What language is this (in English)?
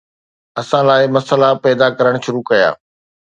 Sindhi